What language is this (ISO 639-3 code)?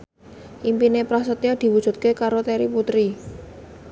jav